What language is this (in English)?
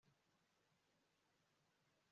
Kinyarwanda